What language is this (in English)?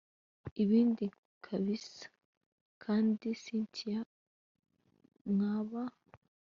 Kinyarwanda